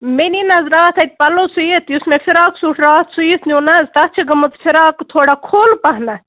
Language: Kashmiri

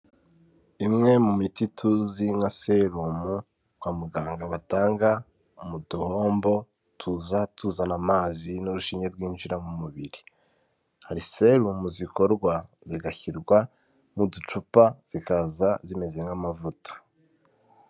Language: Kinyarwanda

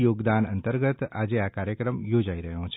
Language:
Gujarati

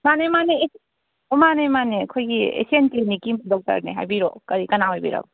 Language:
Manipuri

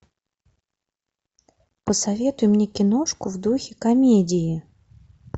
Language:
Russian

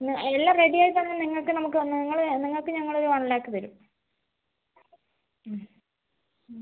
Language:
Malayalam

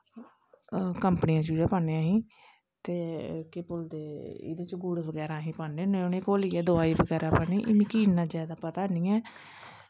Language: Dogri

